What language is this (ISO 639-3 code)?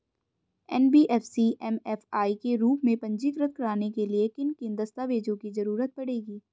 hin